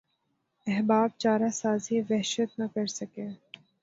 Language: Urdu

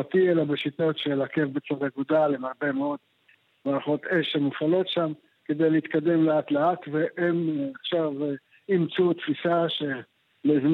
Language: Hebrew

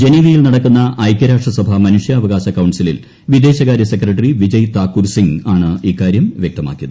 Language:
Malayalam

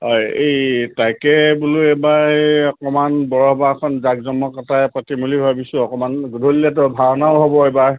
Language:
Assamese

